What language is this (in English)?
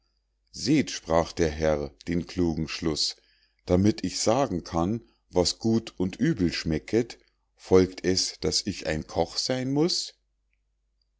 German